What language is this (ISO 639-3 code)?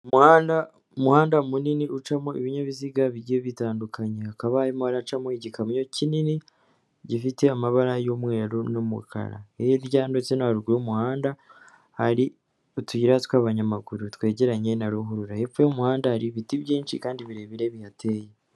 kin